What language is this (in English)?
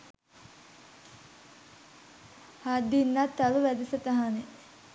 Sinhala